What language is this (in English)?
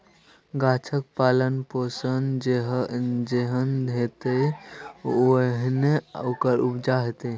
Maithili